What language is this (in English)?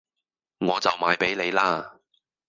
Cantonese